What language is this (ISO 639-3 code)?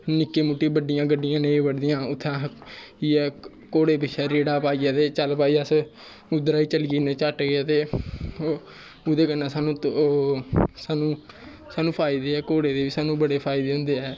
doi